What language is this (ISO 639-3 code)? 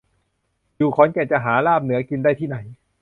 tha